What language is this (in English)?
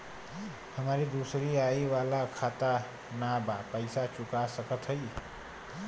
Bhojpuri